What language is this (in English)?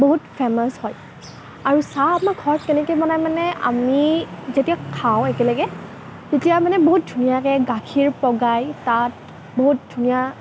Assamese